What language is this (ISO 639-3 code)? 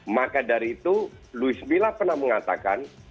ind